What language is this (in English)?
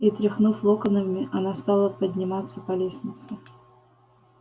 Russian